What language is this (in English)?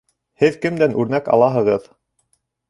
Bashkir